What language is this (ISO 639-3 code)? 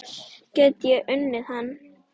isl